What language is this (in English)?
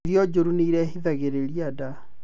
Kikuyu